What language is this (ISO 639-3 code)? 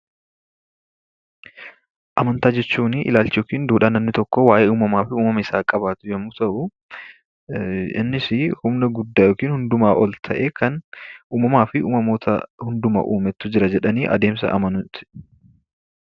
orm